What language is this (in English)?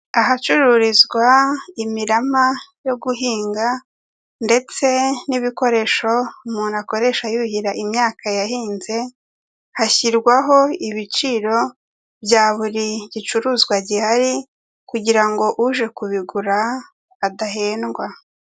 Kinyarwanda